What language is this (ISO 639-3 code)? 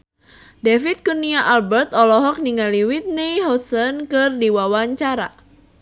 sun